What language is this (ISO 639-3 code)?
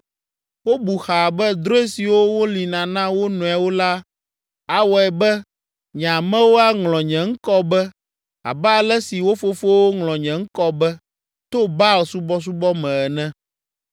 ewe